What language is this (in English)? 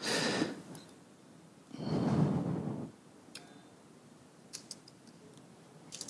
French